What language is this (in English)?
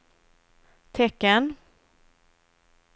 Swedish